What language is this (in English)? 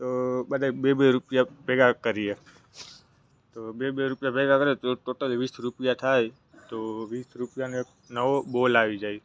Gujarati